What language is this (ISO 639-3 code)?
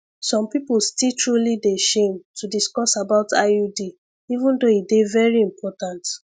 pcm